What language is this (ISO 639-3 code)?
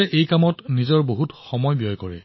asm